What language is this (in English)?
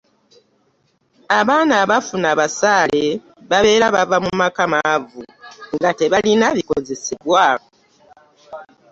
Ganda